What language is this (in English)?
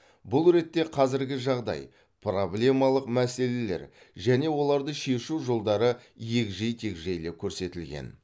Kazakh